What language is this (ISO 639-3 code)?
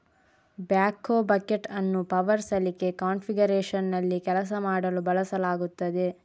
kan